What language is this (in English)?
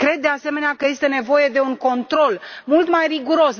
Romanian